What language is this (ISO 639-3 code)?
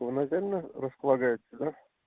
rus